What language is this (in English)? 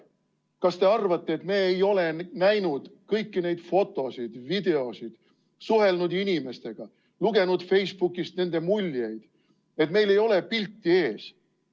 Estonian